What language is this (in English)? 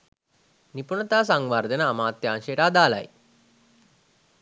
Sinhala